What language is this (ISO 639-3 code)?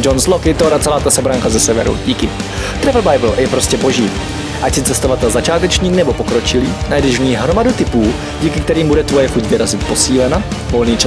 ces